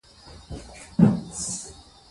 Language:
Pashto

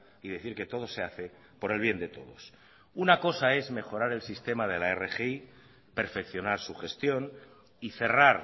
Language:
Spanish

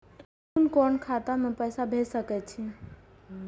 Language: Maithili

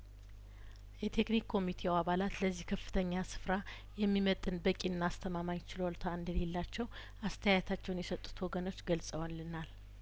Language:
Amharic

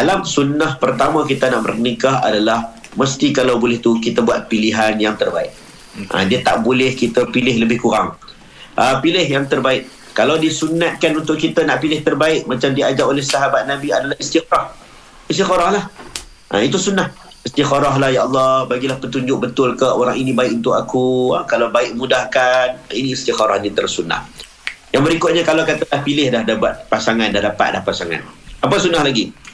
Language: Malay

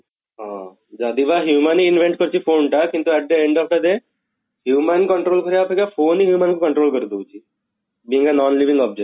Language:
Odia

